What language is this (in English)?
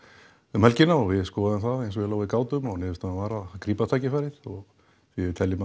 Icelandic